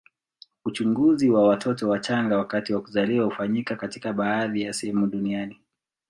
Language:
Swahili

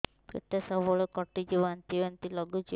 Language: Odia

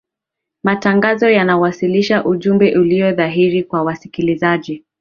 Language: Swahili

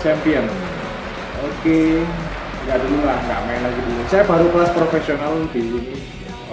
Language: Indonesian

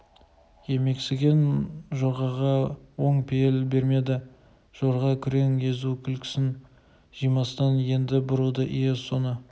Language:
Kazakh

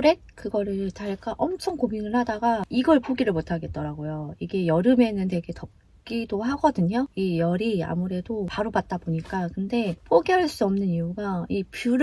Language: Korean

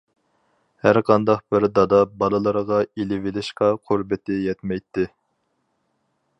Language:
Uyghur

